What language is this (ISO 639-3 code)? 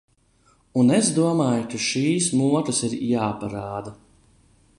lav